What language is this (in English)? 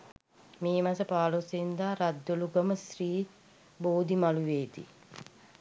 Sinhala